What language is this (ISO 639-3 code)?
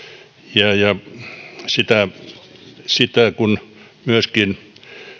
fin